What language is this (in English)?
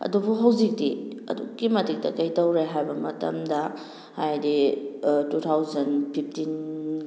Manipuri